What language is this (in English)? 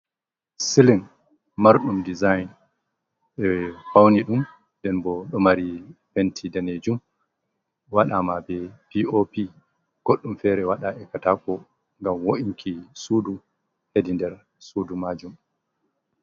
Fula